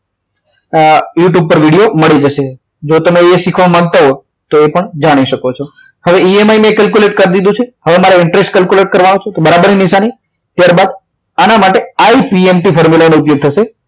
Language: Gujarati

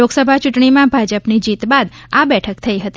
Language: Gujarati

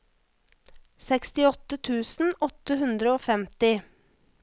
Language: Norwegian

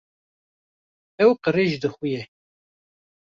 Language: Kurdish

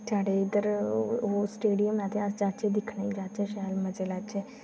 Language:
Dogri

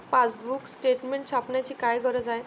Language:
Marathi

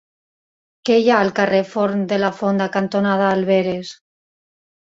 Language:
Catalan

